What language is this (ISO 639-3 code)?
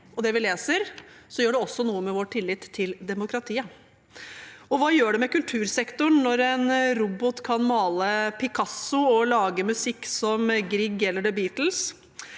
nor